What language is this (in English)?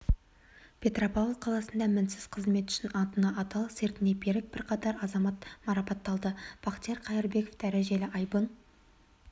Kazakh